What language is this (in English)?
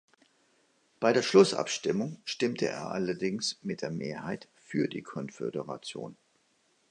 German